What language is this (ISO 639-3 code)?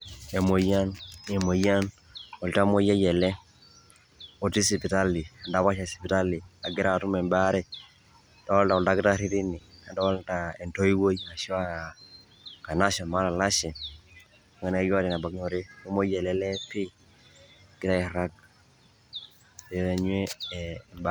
mas